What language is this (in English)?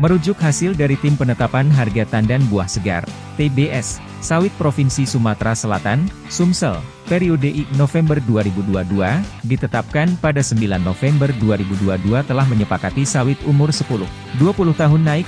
Indonesian